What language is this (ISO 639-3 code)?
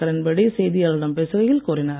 tam